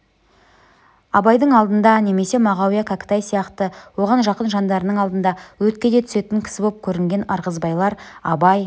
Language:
Kazakh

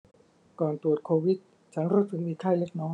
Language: Thai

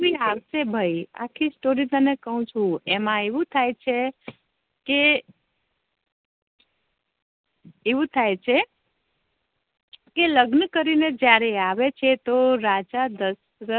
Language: Gujarati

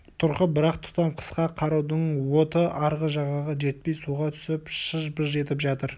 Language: Kazakh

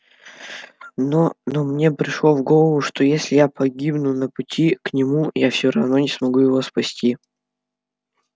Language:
Russian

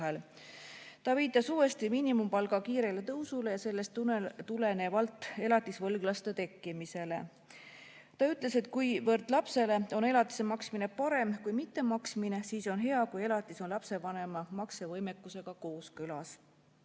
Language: Estonian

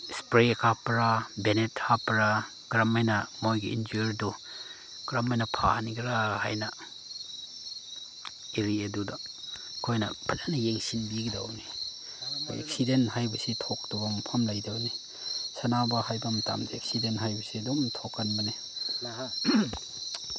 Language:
Manipuri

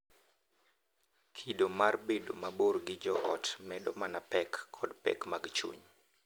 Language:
Luo (Kenya and Tanzania)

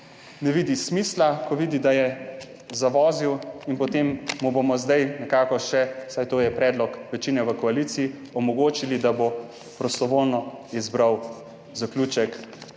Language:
Slovenian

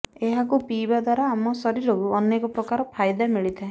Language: Odia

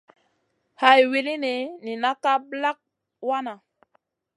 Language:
Masana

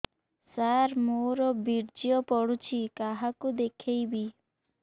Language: Odia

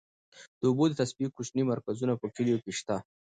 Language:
Pashto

